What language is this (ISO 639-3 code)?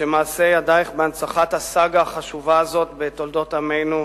heb